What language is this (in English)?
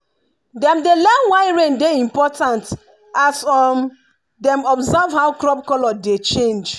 Nigerian Pidgin